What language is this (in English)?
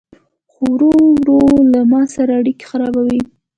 Pashto